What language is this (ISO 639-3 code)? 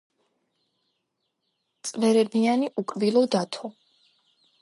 kat